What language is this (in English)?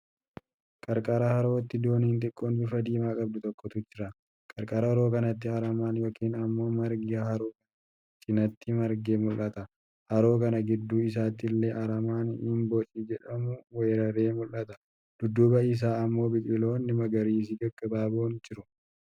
Oromo